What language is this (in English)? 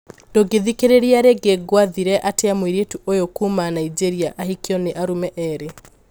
Kikuyu